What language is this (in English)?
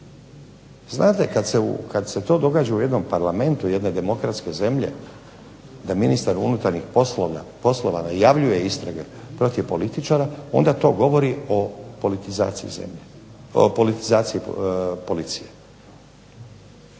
Croatian